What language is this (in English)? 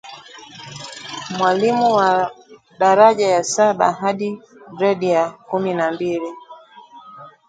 Swahili